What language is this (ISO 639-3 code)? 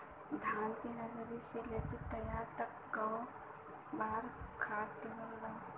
bho